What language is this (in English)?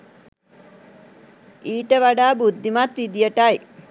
Sinhala